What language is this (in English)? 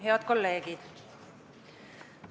Estonian